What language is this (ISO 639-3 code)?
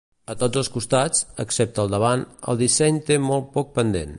cat